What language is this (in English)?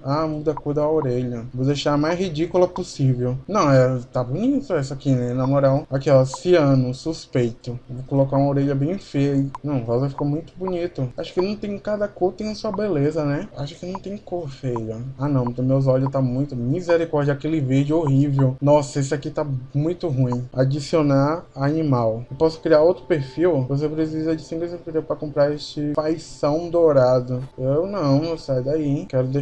Portuguese